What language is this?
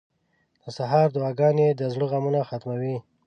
Pashto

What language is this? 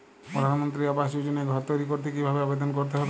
Bangla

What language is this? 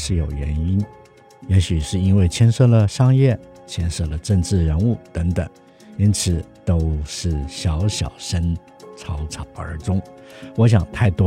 Chinese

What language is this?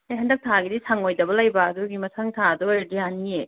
Manipuri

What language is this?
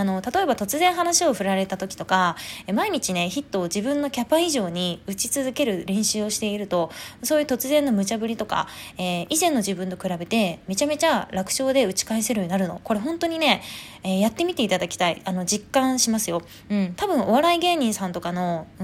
Japanese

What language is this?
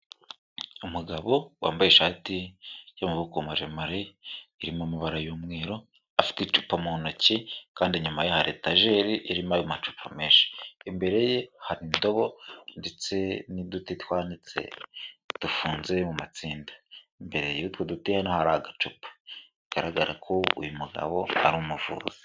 Kinyarwanda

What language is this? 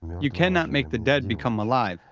English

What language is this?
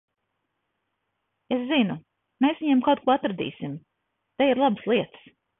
Latvian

